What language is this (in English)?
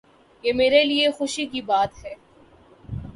Urdu